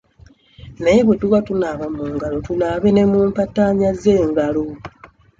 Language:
Ganda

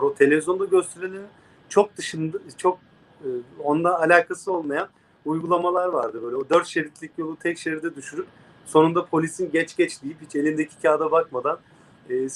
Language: Turkish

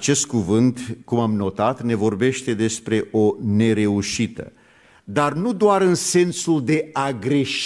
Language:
Romanian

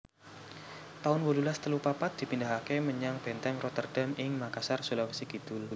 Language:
Javanese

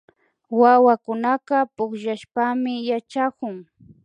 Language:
Imbabura Highland Quichua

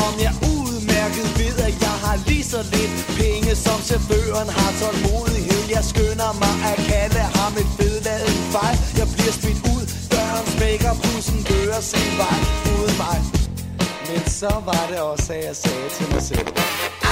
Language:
Danish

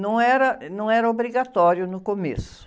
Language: Portuguese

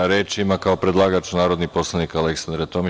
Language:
Serbian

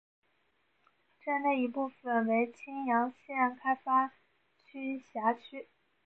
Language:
Chinese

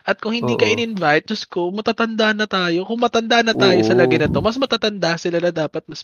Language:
Filipino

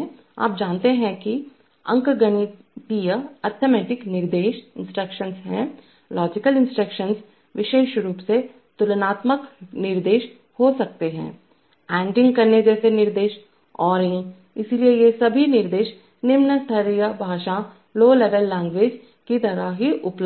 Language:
Hindi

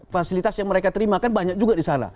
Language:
Indonesian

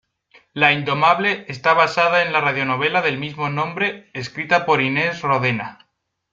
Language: Spanish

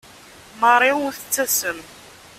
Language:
Kabyle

